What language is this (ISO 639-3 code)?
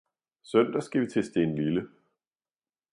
dan